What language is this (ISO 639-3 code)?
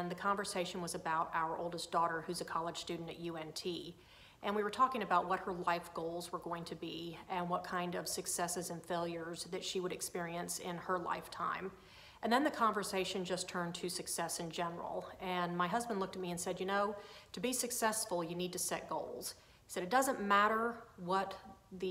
eng